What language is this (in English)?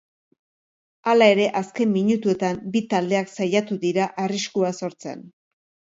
Basque